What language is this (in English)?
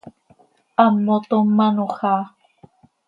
Seri